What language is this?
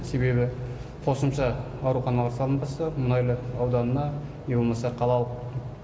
Kazakh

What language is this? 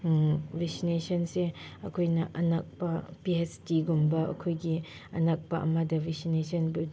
Manipuri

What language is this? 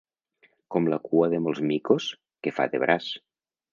Catalan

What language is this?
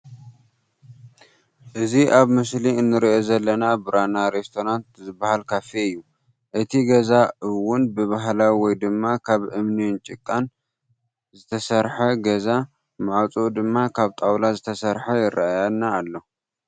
Tigrinya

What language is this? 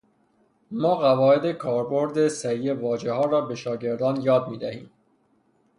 Persian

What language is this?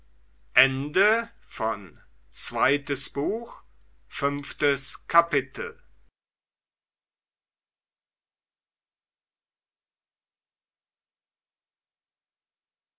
German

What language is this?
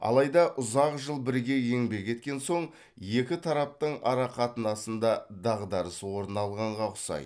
Kazakh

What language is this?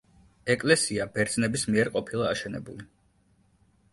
Georgian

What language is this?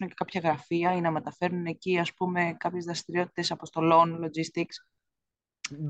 Greek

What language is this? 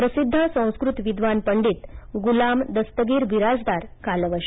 Marathi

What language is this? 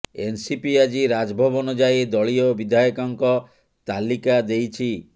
Odia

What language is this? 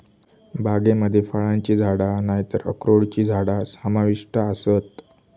Marathi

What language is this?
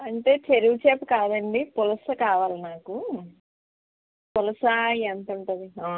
Telugu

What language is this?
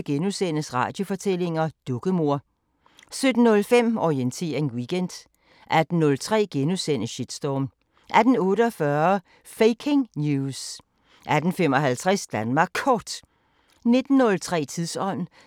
Danish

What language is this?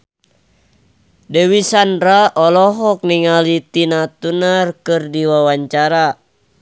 Sundanese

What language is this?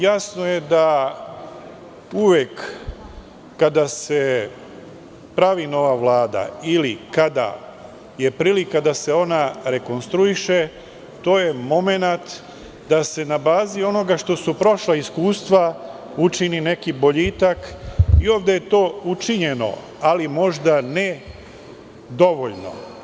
Serbian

